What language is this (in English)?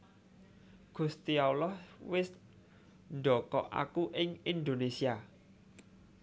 Javanese